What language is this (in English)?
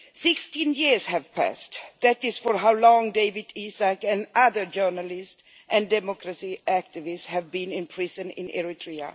English